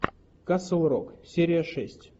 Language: Russian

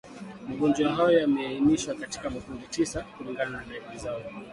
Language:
Swahili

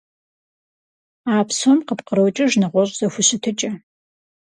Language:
Kabardian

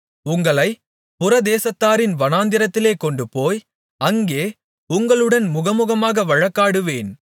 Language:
Tamil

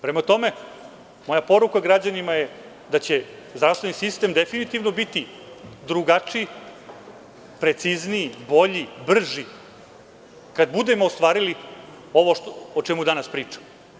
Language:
Serbian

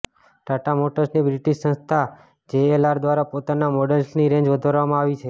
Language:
Gujarati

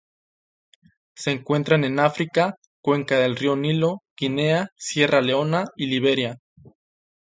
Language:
Spanish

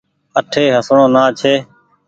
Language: Goaria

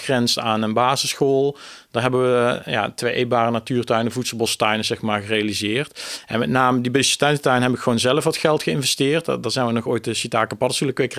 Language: Dutch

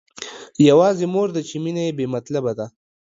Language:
Pashto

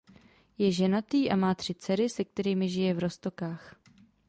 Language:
Czech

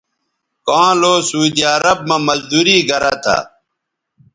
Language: Bateri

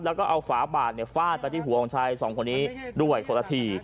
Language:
Thai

